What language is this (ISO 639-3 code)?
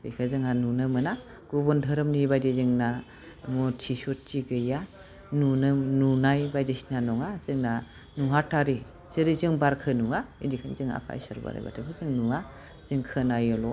brx